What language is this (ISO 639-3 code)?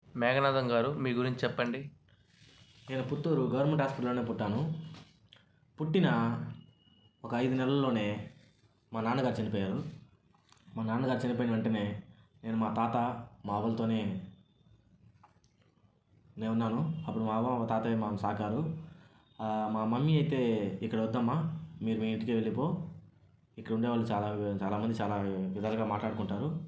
tel